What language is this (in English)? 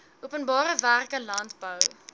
Afrikaans